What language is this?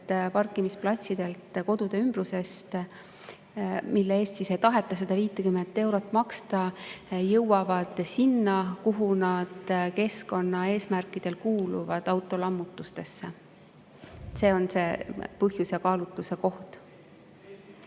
Estonian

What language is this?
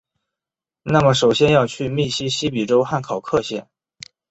Chinese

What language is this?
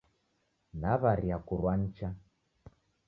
Taita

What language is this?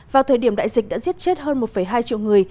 Vietnamese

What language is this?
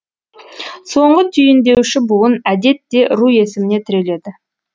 Kazakh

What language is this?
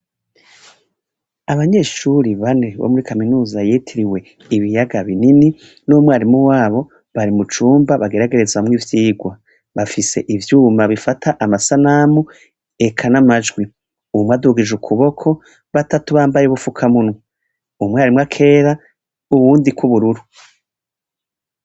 Rundi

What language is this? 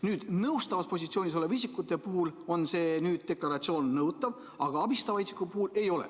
Estonian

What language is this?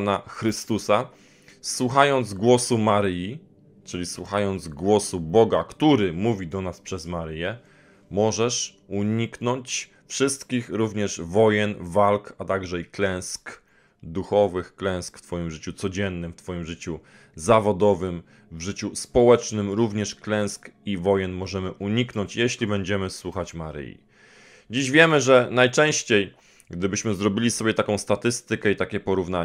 Polish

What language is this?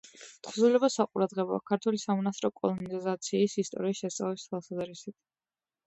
Georgian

